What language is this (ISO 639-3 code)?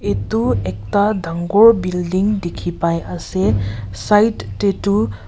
nag